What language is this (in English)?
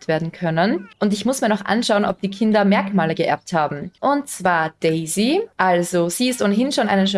German